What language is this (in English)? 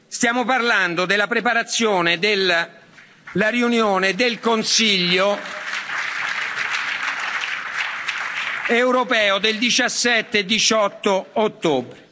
Italian